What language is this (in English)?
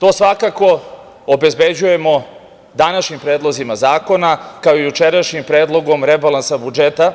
Serbian